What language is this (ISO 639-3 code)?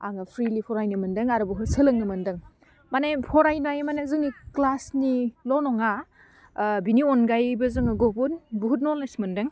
brx